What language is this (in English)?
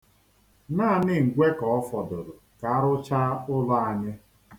Igbo